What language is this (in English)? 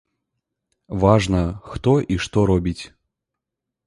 Belarusian